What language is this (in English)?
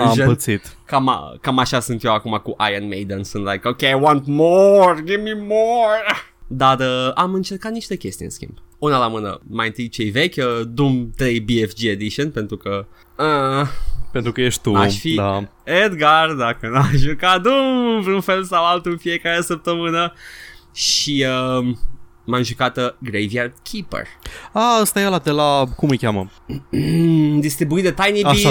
Romanian